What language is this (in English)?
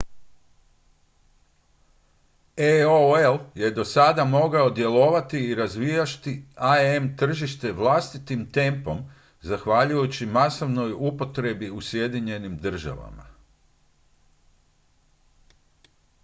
Croatian